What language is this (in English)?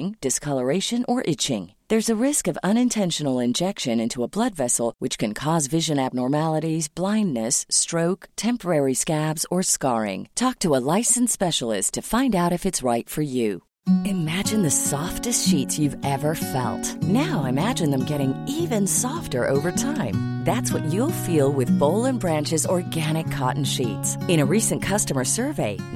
Swedish